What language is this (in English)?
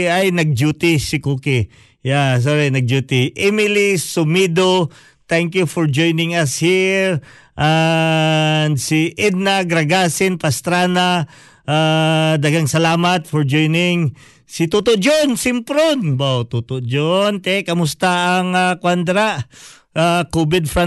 Filipino